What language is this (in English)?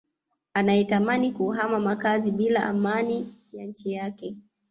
Swahili